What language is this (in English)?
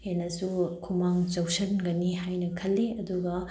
Manipuri